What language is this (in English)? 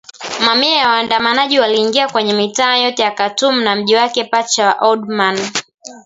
Swahili